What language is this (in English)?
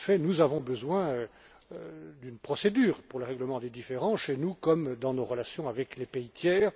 French